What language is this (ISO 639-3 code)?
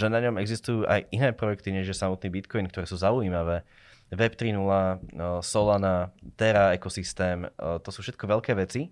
slk